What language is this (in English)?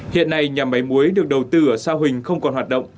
Vietnamese